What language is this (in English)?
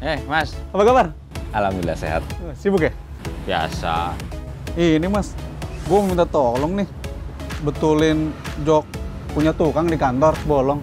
Indonesian